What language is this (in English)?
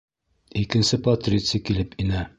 Bashkir